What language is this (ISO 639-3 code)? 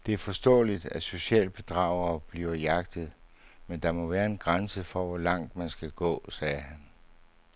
dan